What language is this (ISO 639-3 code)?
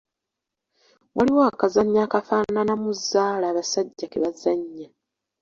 lug